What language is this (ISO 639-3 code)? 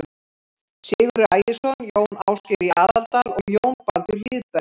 isl